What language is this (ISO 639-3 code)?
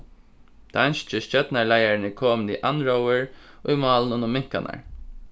fao